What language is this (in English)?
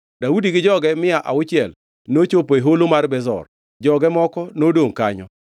Luo (Kenya and Tanzania)